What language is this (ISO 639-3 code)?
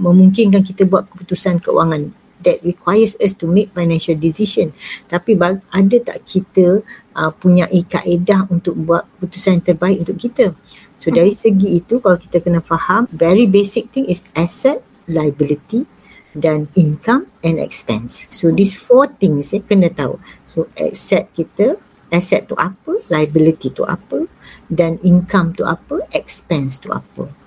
msa